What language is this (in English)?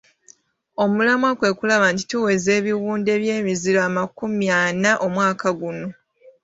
Ganda